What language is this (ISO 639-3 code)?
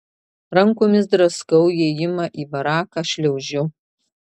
lit